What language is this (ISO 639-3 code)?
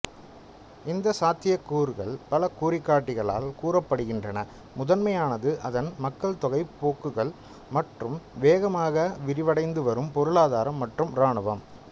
tam